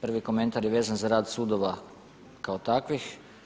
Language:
Croatian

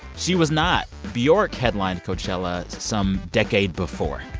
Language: English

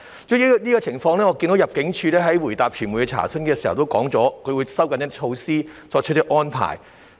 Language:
Cantonese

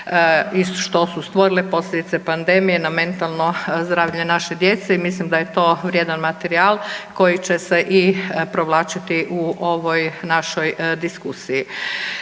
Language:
Croatian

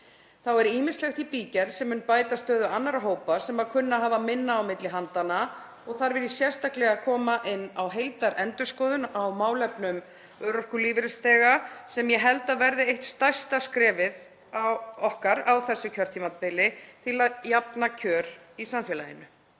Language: Icelandic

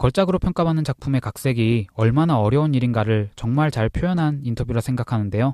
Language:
Korean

